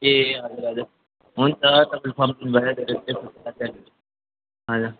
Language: Nepali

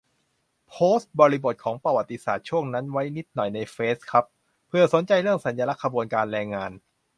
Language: Thai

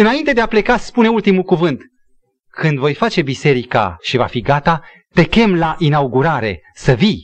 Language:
Romanian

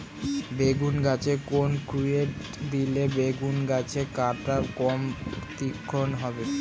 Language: Bangla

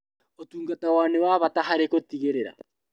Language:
Kikuyu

